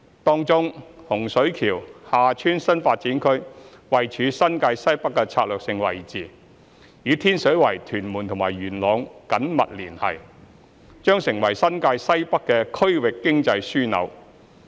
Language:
Cantonese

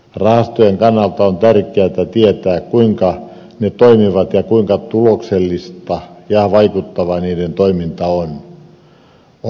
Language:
Finnish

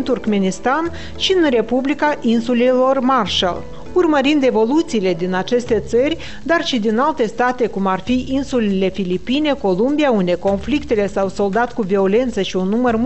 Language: Romanian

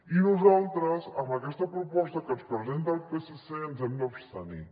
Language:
Catalan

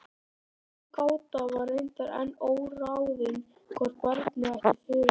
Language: Icelandic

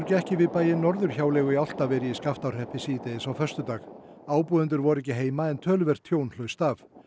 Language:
Icelandic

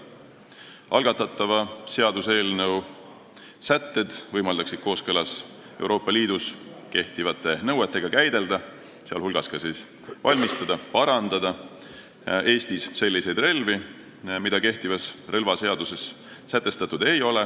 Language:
Estonian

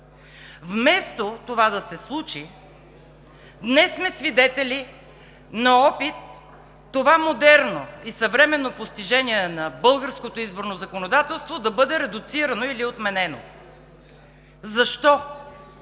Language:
Bulgarian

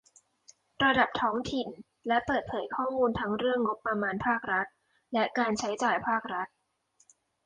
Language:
Thai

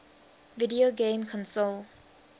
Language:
English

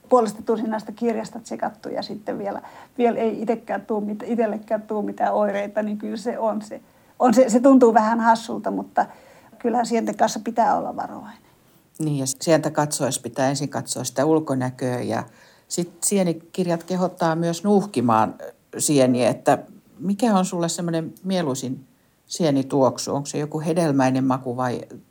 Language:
Finnish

